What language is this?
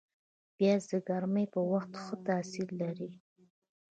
Pashto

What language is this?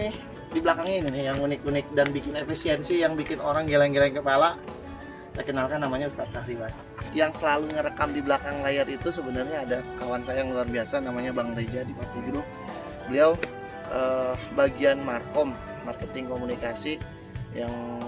Indonesian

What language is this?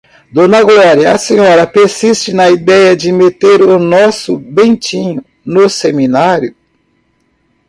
Portuguese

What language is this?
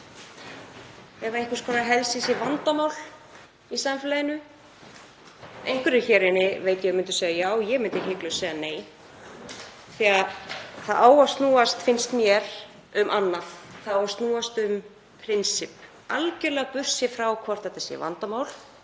Icelandic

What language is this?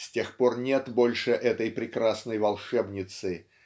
Russian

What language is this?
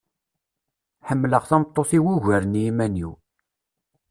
Kabyle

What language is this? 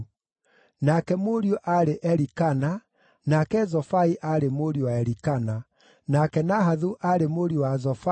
Kikuyu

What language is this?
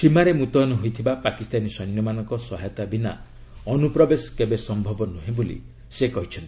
Odia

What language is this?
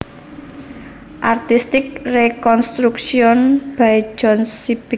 Javanese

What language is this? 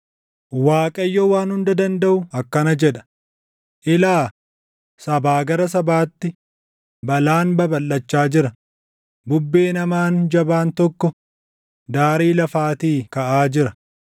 Oromo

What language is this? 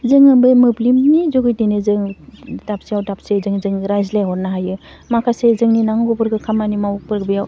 Bodo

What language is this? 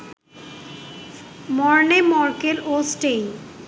Bangla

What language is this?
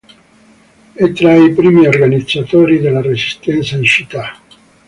Italian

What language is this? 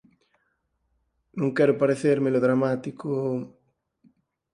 Galician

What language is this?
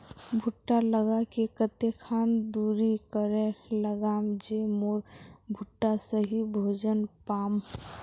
Magahi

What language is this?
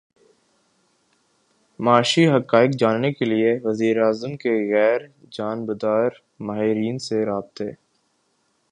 Urdu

